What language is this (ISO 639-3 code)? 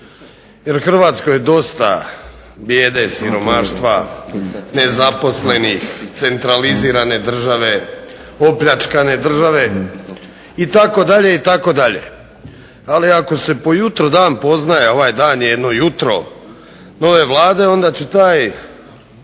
hrv